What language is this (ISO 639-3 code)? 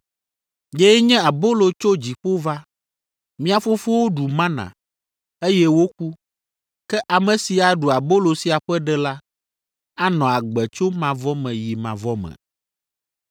ewe